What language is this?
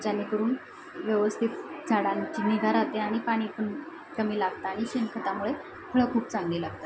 Marathi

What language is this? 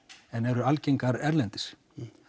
Icelandic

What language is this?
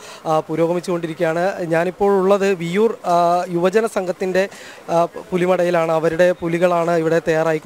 Malayalam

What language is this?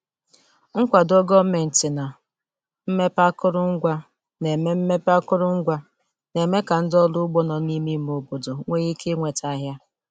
Igbo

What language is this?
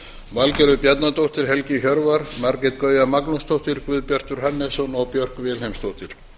Icelandic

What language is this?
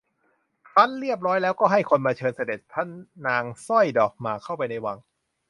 Thai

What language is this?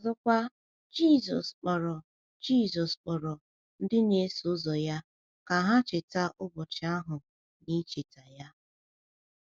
Igbo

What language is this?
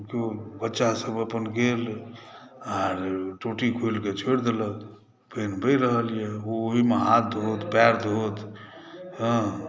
Maithili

